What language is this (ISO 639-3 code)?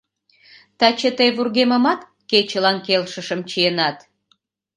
chm